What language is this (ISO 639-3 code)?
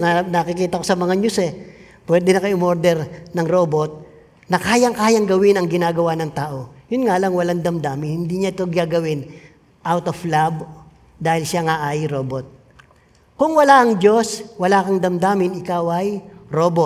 fil